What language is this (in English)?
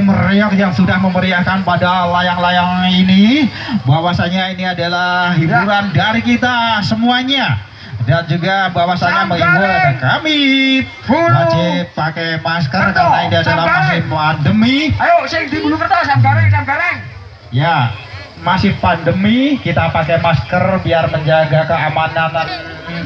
Indonesian